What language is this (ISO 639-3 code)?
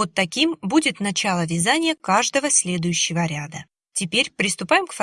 rus